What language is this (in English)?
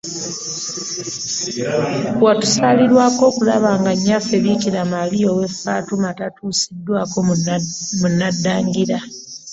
Ganda